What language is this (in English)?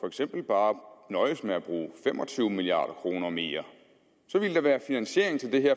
Danish